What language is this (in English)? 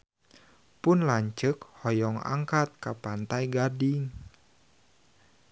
Sundanese